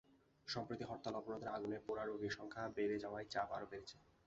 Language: Bangla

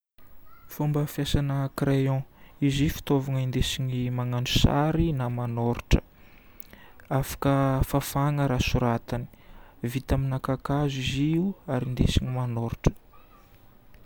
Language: Northern Betsimisaraka Malagasy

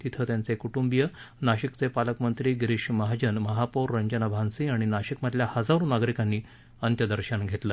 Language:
Marathi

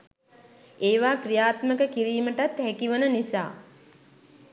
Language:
Sinhala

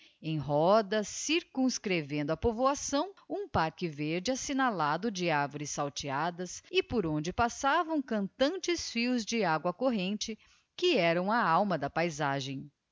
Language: Portuguese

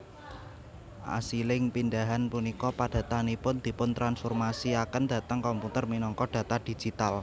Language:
Javanese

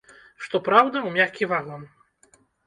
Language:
Belarusian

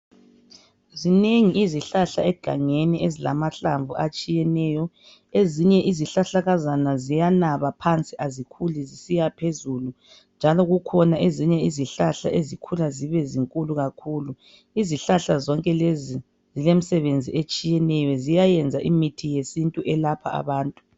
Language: North Ndebele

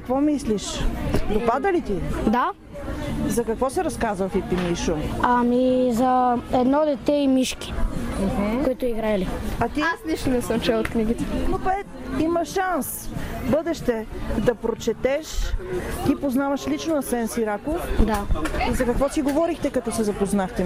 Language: Bulgarian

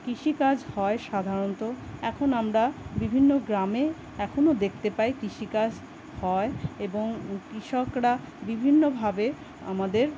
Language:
Bangla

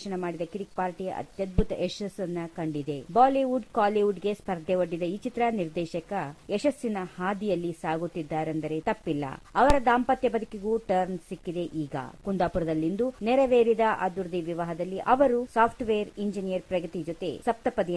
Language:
Italian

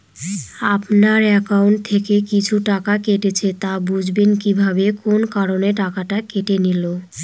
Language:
Bangla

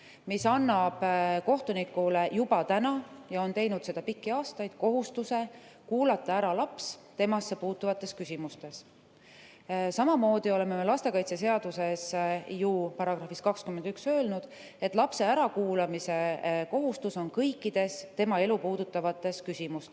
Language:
Estonian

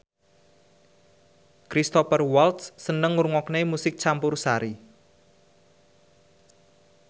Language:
Javanese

